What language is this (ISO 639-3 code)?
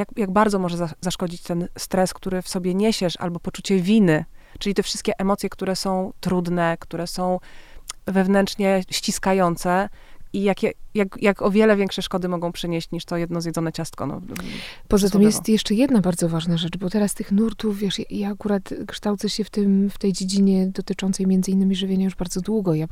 pol